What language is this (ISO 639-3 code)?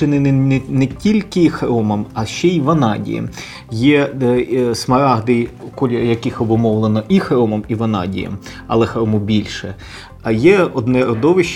ukr